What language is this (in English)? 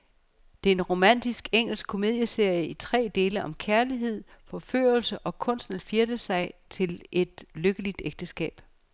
Danish